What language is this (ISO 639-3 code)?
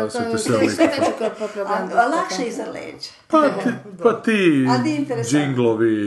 hrv